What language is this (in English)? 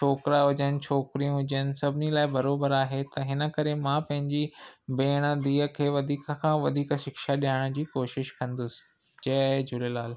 Sindhi